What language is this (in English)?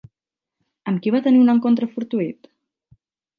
Catalan